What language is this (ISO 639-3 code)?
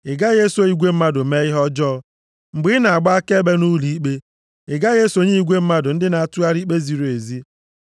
ibo